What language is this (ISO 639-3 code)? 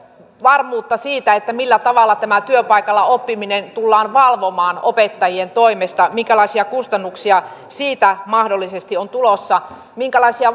fin